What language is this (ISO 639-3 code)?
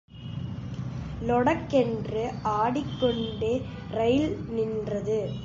tam